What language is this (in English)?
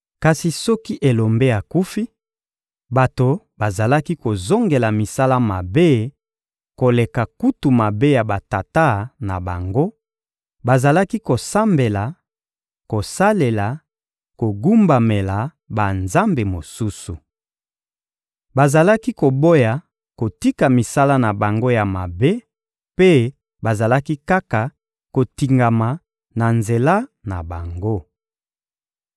Lingala